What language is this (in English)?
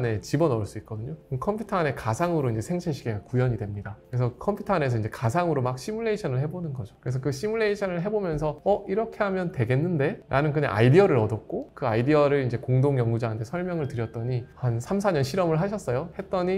Korean